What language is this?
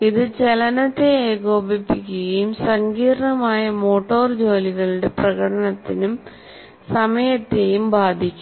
Malayalam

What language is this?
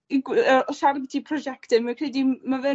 Welsh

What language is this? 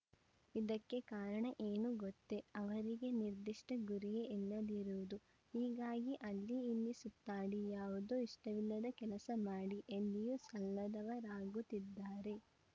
Kannada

